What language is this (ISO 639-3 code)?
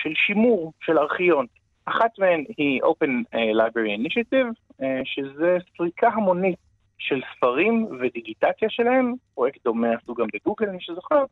heb